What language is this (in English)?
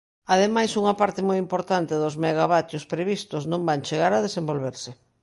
Galician